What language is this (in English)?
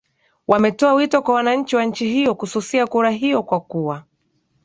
Swahili